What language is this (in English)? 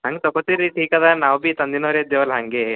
Kannada